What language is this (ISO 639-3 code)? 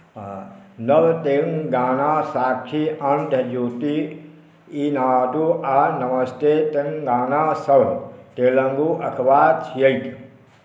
mai